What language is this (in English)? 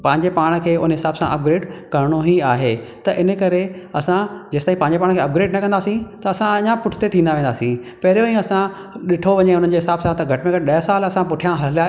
Sindhi